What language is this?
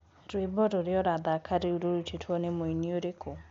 Kikuyu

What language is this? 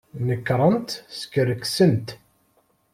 Kabyle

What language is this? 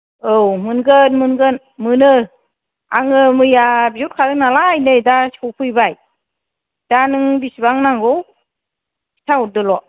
Bodo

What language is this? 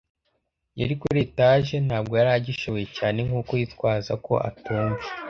Kinyarwanda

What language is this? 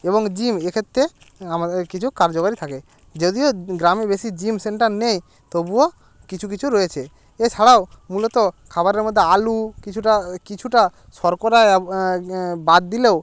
Bangla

